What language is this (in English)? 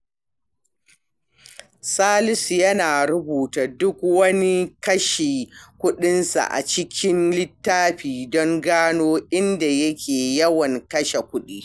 Hausa